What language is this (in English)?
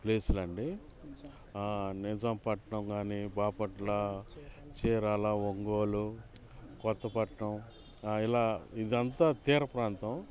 Telugu